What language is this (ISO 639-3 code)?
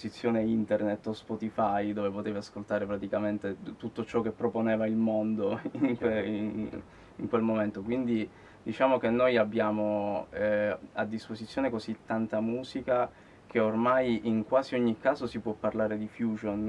ita